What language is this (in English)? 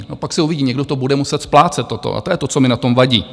Czech